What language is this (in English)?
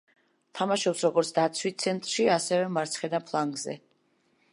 Georgian